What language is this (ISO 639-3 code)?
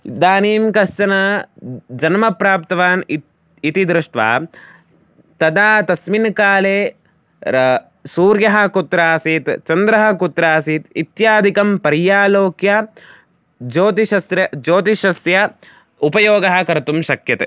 san